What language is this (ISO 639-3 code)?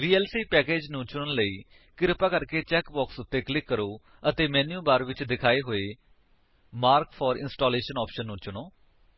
pan